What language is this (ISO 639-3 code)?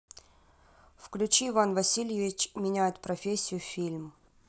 rus